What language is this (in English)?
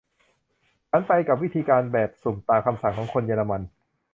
Thai